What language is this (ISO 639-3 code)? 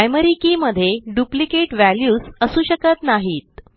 mar